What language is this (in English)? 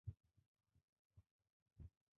Bangla